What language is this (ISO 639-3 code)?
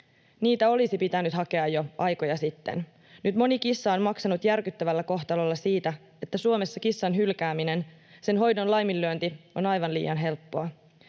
fin